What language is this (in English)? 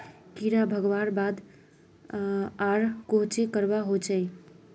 Magahi